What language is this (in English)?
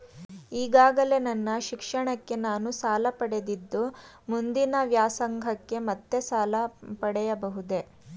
Kannada